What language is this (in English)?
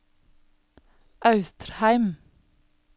Norwegian